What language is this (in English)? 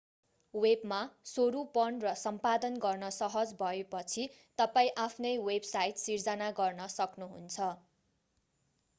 Nepali